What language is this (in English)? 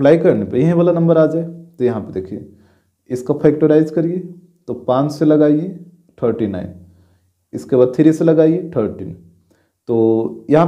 Hindi